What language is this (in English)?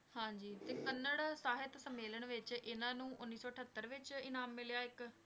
Punjabi